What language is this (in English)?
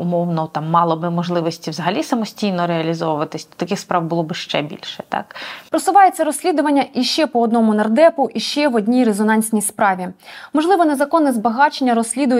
Ukrainian